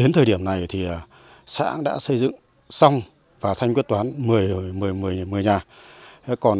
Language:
Vietnamese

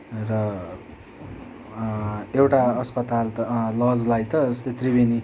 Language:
Nepali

